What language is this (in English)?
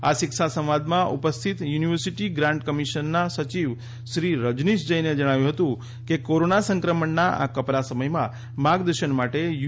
Gujarati